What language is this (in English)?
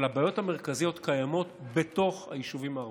Hebrew